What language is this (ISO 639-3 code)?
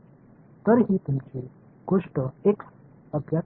mar